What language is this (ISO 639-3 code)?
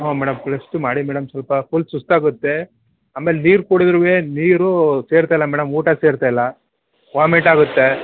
kan